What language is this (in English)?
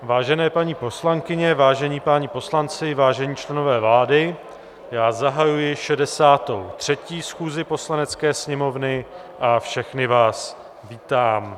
Czech